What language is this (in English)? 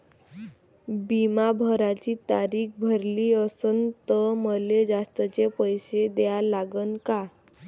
Marathi